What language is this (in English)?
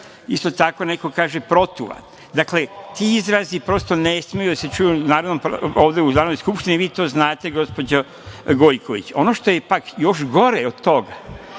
Serbian